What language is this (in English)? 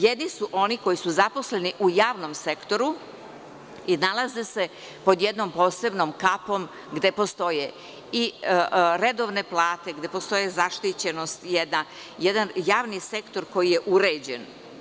Serbian